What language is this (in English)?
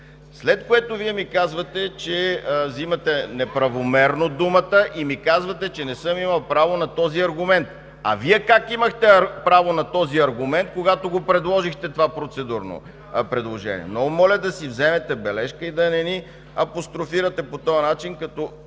Bulgarian